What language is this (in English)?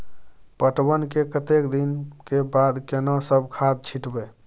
Maithili